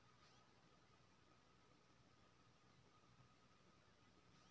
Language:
Maithili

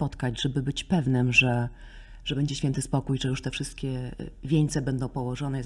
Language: Polish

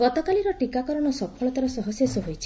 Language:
Odia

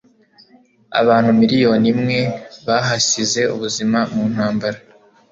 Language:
Kinyarwanda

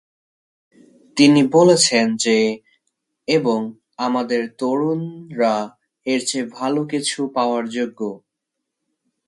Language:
Bangla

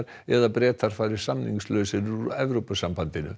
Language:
Icelandic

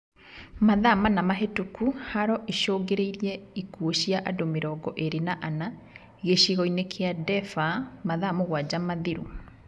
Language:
Kikuyu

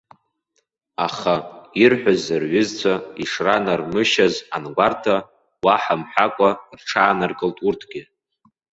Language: Abkhazian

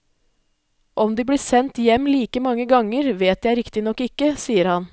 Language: Norwegian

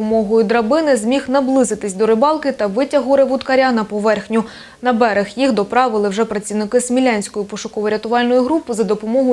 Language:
Ukrainian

